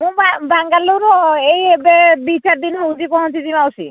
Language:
Odia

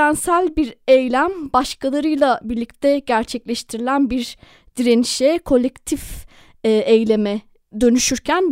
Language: Turkish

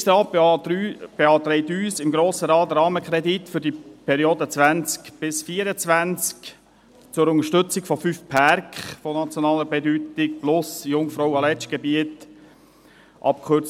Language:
Swiss German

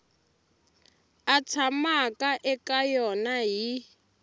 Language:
Tsonga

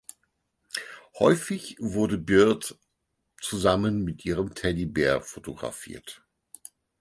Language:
German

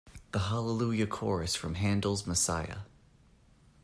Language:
English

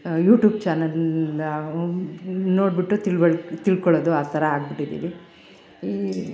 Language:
Kannada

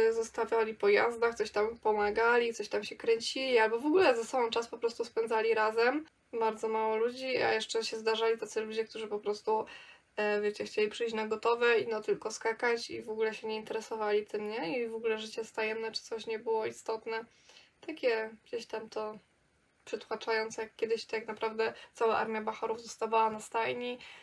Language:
Polish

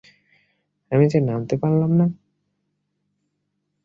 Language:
Bangla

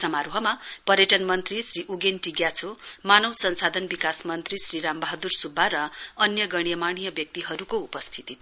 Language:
Nepali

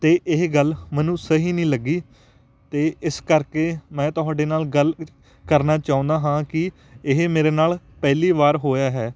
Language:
Punjabi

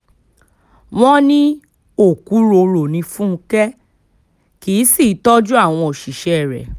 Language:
Yoruba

